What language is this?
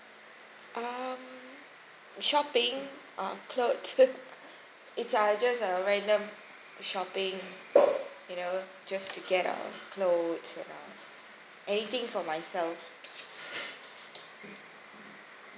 English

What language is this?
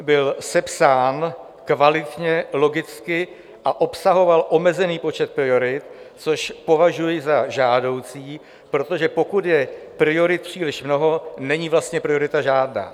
Czech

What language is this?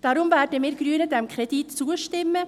Swiss German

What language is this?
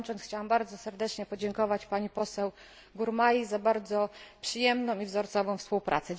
Polish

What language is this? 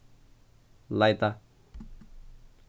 Faroese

